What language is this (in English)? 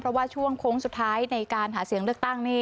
Thai